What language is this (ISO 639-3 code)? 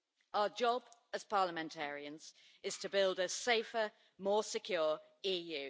eng